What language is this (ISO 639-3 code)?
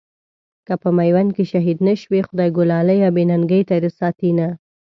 pus